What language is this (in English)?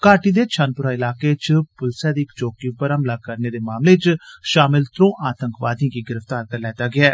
Dogri